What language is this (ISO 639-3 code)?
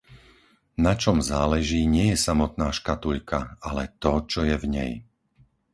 slk